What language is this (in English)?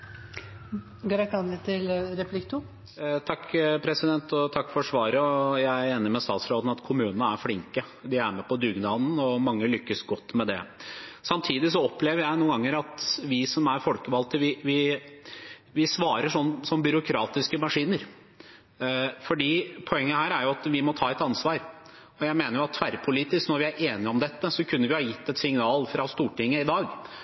Norwegian Bokmål